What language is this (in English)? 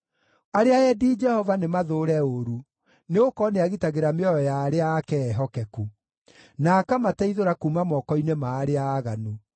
Kikuyu